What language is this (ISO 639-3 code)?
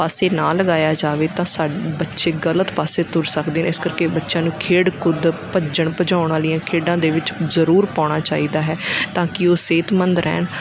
pan